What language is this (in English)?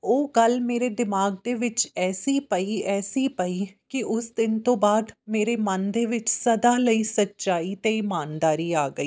Punjabi